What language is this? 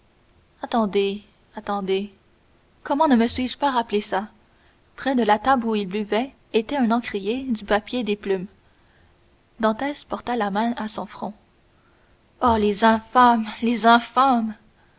French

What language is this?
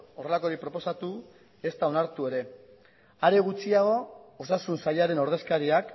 Basque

